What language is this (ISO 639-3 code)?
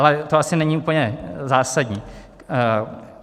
ces